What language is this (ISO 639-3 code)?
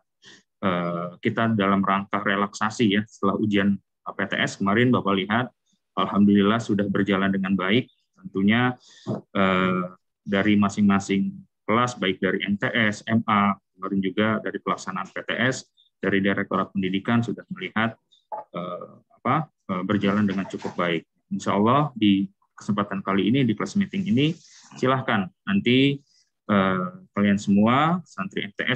ind